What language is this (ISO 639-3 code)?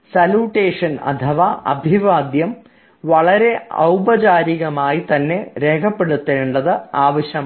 mal